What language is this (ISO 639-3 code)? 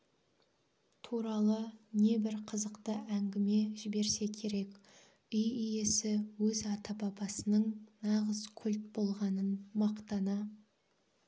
kaz